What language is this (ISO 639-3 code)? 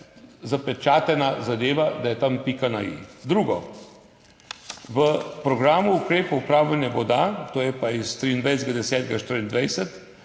slv